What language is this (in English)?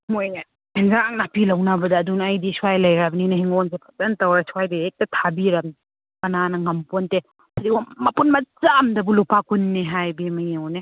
Manipuri